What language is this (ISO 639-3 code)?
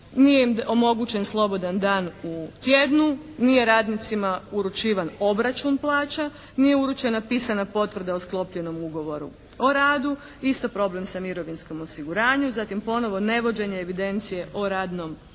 hrv